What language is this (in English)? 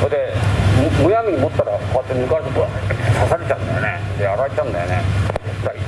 Japanese